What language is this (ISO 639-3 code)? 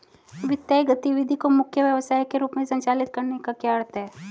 hin